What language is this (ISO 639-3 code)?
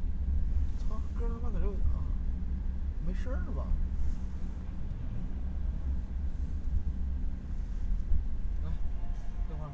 zho